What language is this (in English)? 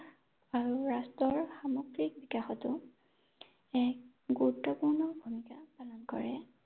Assamese